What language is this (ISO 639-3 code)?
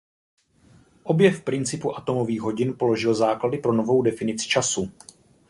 ces